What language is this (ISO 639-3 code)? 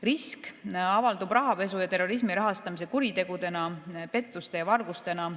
est